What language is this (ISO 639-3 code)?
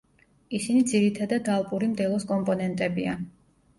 kat